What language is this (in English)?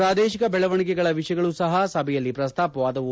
Kannada